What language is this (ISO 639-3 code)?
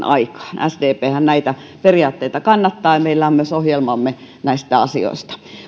fin